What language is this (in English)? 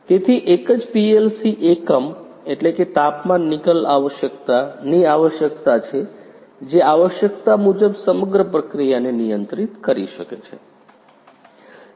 Gujarati